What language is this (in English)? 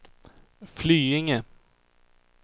Swedish